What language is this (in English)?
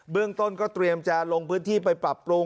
Thai